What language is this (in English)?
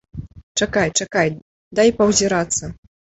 Belarusian